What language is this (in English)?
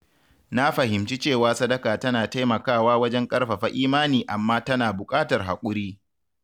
Hausa